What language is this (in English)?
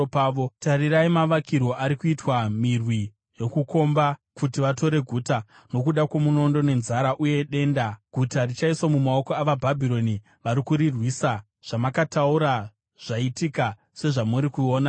Shona